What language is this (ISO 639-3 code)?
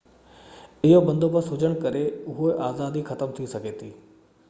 snd